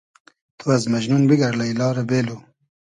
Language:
Hazaragi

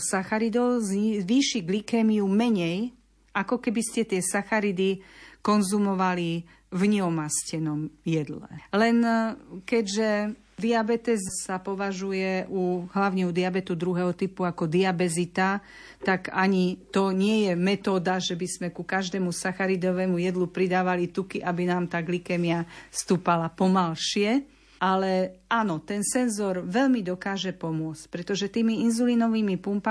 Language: Slovak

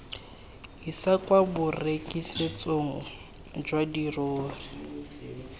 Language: Tswana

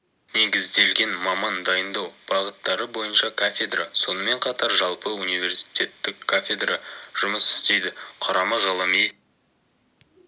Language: Kazakh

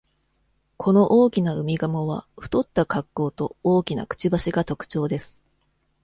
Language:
Japanese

